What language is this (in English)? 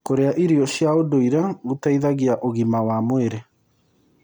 Kikuyu